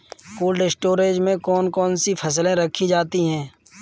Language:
Hindi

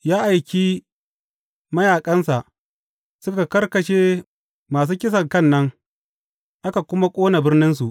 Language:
Hausa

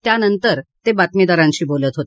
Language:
Marathi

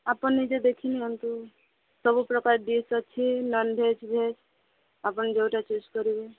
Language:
Odia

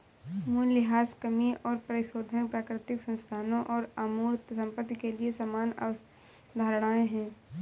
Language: Hindi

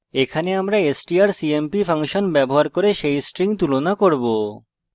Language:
Bangla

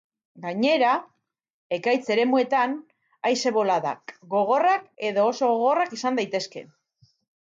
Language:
Basque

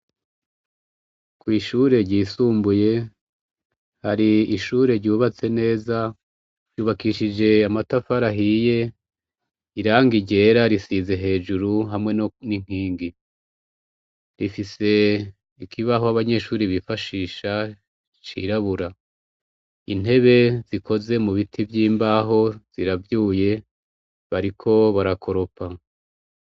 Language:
Rundi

